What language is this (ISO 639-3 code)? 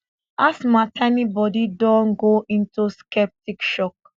pcm